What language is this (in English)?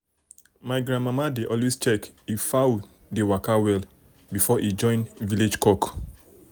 Nigerian Pidgin